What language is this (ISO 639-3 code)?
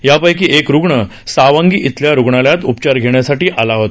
mar